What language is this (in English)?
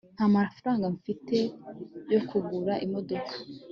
Kinyarwanda